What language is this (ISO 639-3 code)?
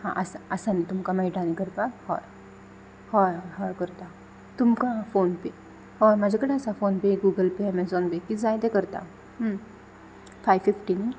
kok